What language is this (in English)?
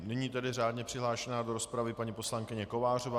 Czech